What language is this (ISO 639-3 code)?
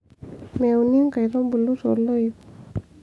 mas